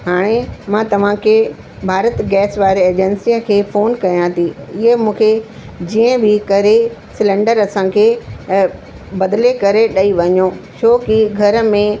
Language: Sindhi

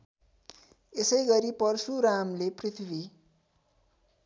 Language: Nepali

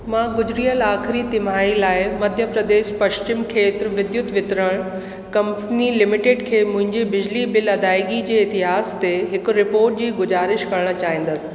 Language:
Sindhi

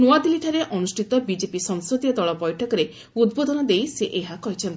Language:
Odia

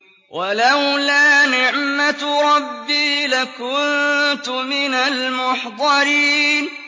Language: Arabic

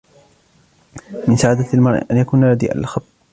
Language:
Arabic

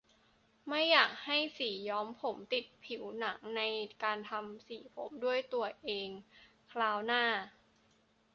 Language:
Thai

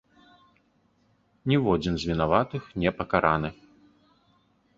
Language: Belarusian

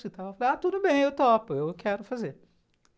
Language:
Portuguese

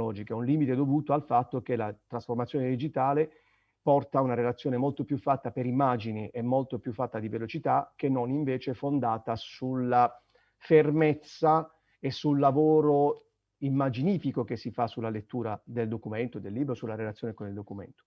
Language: Italian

